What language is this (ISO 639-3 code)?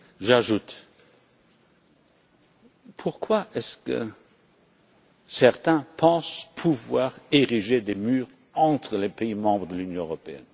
fra